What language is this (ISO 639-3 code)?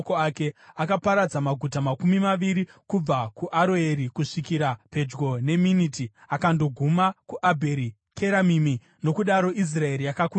sna